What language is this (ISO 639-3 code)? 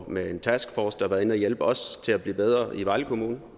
dan